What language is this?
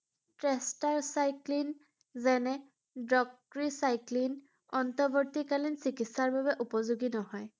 Assamese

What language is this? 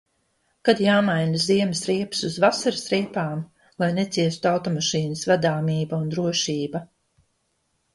Latvian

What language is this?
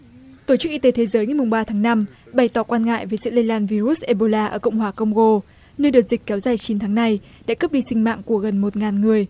Vietnamese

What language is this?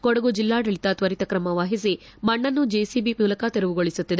Kannada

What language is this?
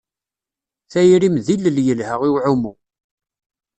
Kabyle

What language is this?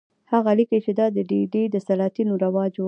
Pashto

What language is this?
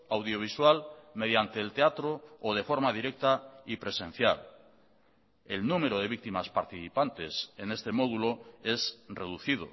Spanish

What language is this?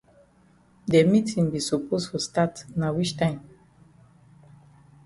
Cameroon Pidgin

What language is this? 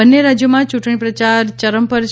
Gujarati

